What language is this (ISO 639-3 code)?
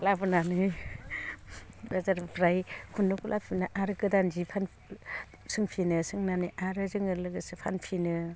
brx